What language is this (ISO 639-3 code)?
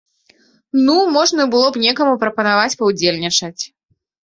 bel